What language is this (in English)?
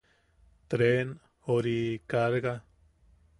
Yaqui